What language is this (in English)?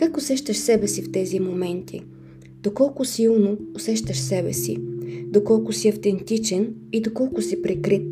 Bulgarian